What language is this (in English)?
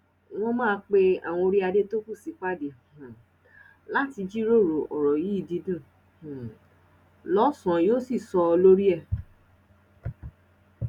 Yoruba